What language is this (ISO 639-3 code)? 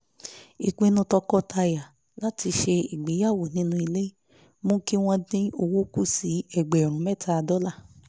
yor